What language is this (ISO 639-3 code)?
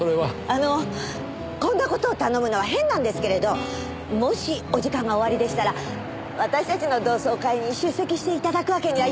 jpn